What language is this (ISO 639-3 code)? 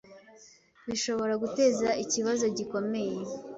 kin